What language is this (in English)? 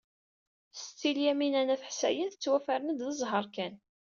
Kabyle